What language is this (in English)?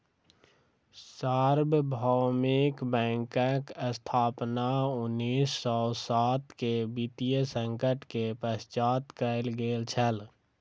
Maithili